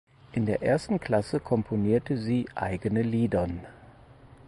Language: German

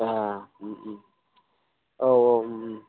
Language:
Bodo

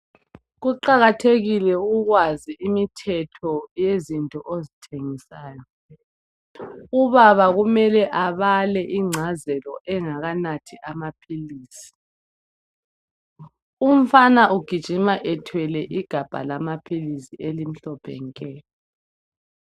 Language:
North Ndebele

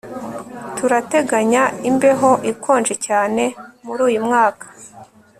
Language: Kinyarwanda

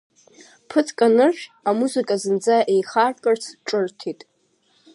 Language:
Abkhazian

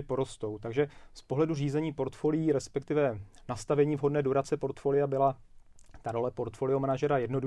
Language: Czech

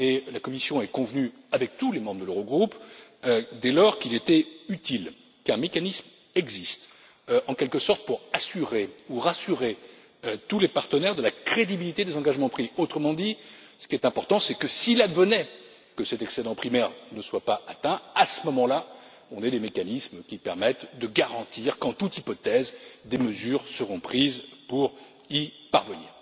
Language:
French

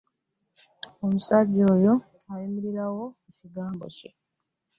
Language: Ganda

